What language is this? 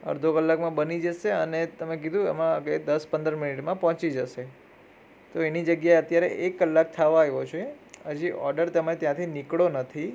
Gujarati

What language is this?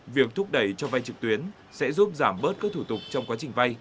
Vietnamese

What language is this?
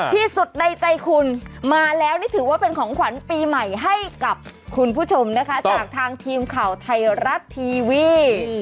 Thai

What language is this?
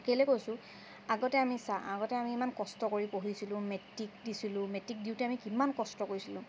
Assamese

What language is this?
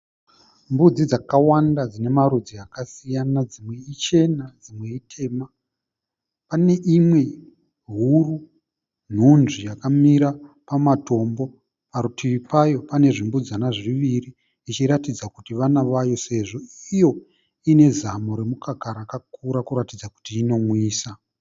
Shona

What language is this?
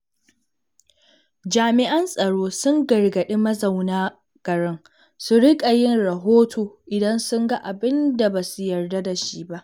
Hausa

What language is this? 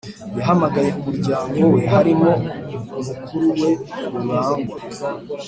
Kinyarwanda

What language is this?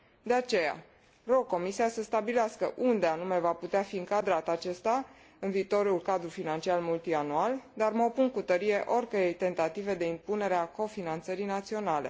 Romanian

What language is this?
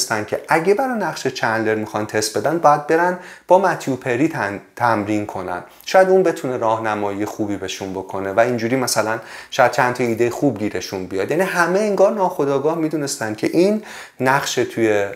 Persian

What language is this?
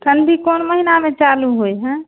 Maithili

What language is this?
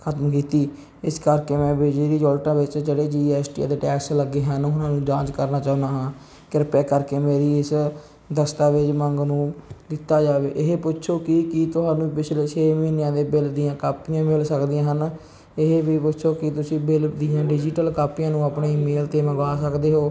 Punjabi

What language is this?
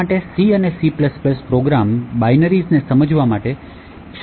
Gujarati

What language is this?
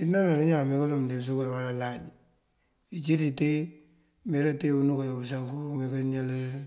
Mandjak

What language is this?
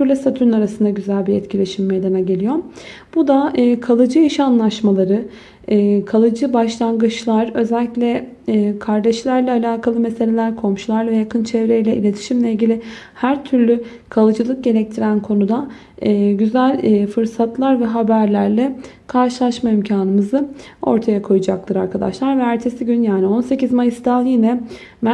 Turkish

